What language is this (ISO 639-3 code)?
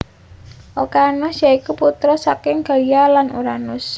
jav